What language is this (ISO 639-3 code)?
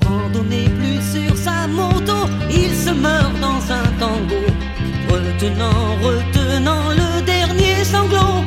fra